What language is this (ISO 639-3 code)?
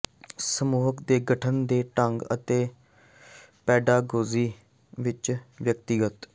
pan